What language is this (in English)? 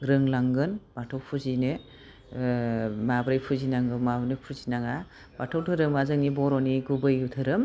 Bodo